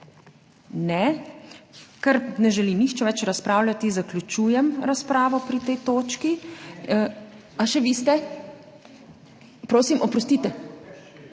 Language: Slovenian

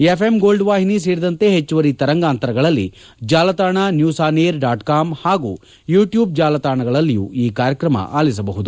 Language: Kannada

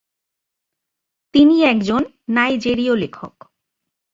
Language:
Bangla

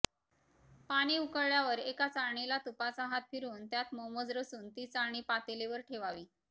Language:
Marathi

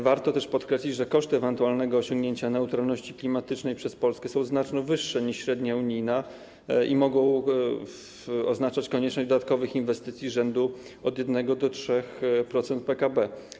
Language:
Polish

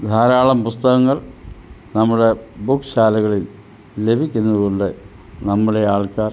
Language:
Malayalam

